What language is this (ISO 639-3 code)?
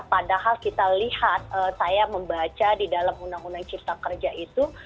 ind